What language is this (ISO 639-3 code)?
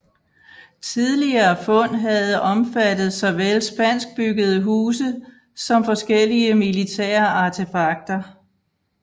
dan